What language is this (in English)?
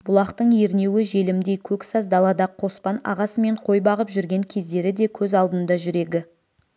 Kazakh